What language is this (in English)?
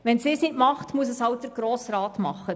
Swiss German